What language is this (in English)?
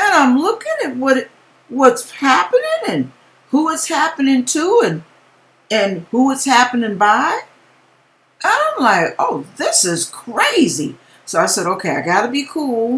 English